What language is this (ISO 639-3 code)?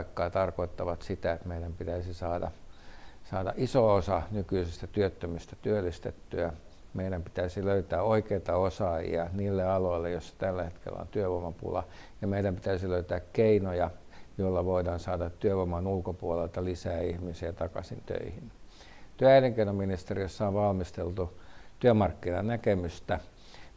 fin